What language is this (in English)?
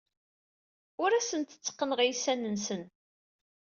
Kabyle